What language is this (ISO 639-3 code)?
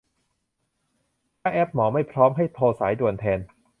tha